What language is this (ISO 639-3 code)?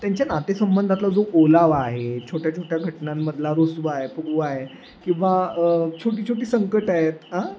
mar